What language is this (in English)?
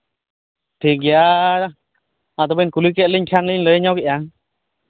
Santali